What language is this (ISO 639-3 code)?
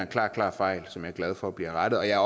dan